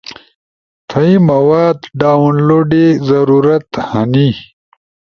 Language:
Ushojo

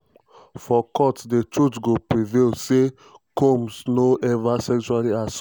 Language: Nigerian Pidgin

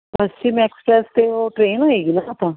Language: Punjabi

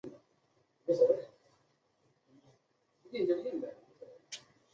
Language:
Chinese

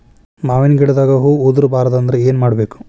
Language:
Kannada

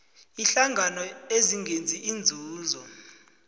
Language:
South Ndebele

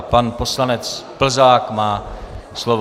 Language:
Czech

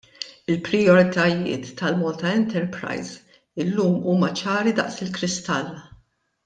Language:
Maltese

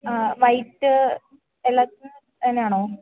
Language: Malayalam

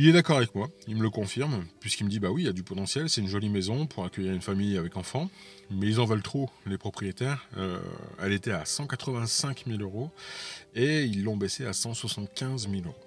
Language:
French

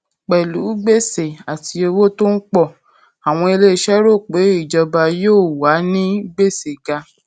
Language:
Yoruba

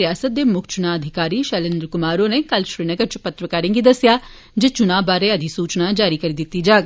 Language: Dogri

